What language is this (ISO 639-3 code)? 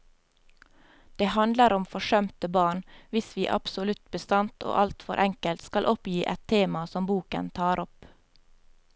nor